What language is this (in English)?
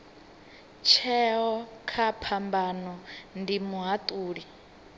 Venda